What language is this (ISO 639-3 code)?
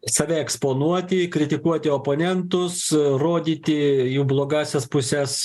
lit